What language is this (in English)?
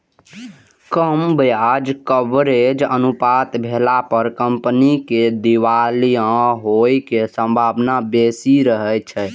Maithili